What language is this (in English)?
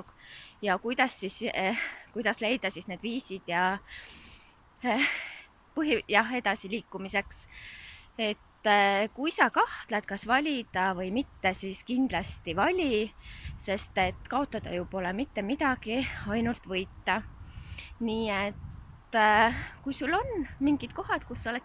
Estonian